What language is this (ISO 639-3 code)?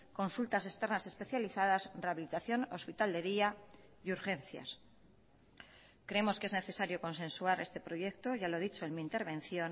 spa